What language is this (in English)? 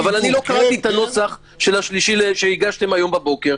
Hebrew